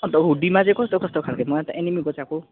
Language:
Nepali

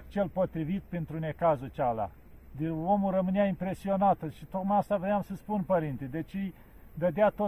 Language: Romanian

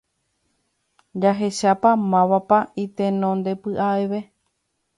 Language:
Guarani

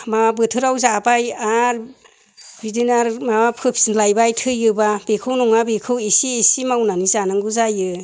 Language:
Bodo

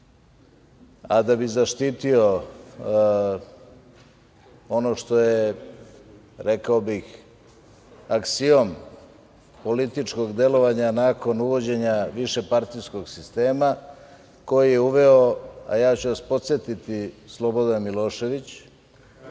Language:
Serbian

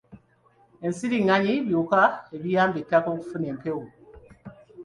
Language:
Ganda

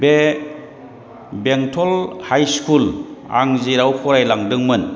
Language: Bodo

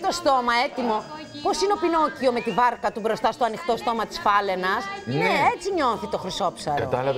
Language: Greek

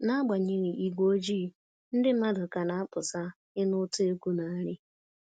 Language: Igbo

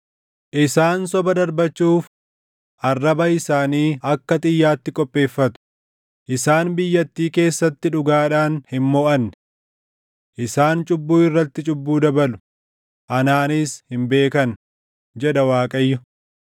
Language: Oromo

